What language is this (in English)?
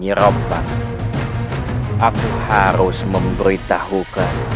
Indonesian